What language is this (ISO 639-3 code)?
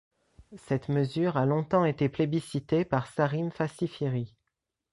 fra